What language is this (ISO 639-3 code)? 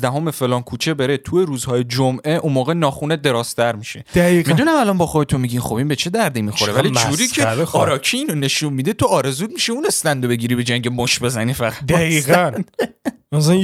fas